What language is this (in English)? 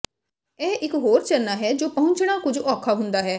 Punjabi